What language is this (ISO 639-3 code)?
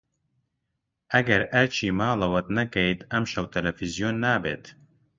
ckb